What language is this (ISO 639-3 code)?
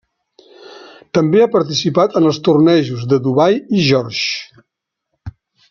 cat